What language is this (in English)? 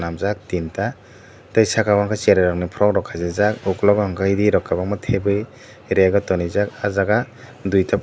Kok Borok